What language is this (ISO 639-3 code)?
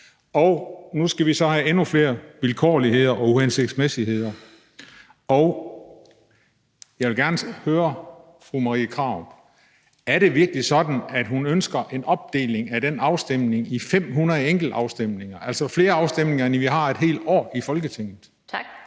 dan